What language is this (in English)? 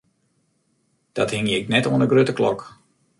Western Frisian